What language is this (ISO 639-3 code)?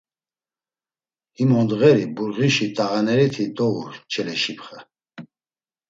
lzz